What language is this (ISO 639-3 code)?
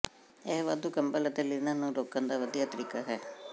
pan